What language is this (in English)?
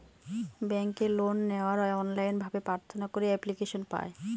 Bangla